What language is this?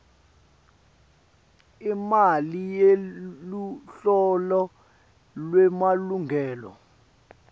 Swati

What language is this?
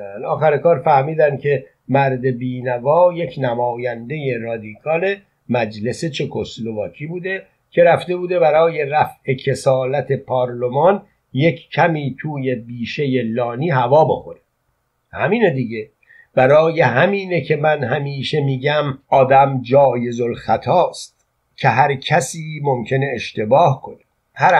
Persian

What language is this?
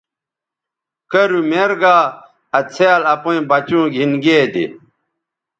Bateri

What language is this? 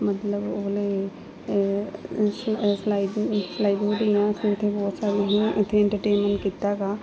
Punjabi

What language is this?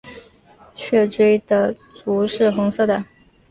Chinese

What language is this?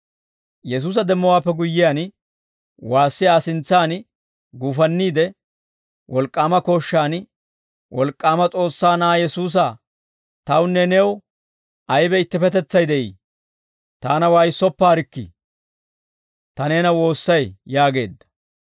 Dawro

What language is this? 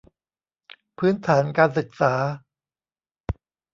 Thai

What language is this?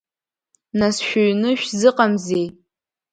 Abkhazian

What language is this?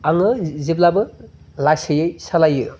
Bodo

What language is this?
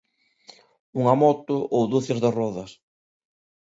Galician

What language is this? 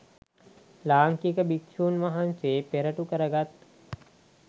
Sinhala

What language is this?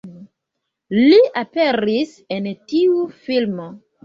Esperanto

